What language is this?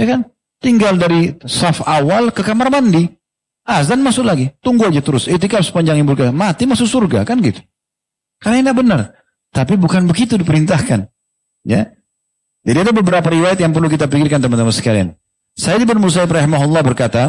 Indonesian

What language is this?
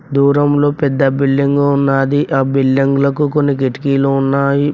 Telugu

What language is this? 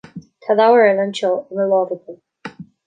Irish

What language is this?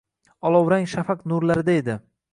Uzbek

